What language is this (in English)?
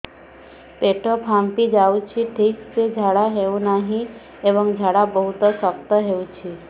Odia